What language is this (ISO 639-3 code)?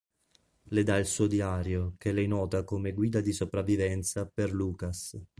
ita